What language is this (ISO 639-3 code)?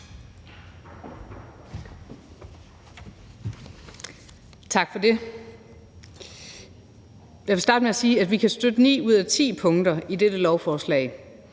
dan